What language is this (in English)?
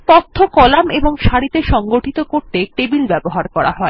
Bangla